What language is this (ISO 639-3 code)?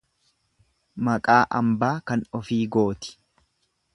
orm